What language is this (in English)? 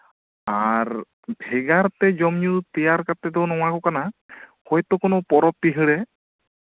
Santali